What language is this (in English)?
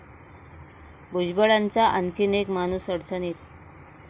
Marathi